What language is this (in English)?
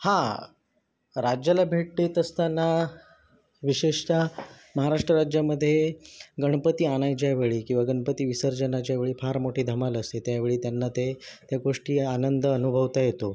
Marathi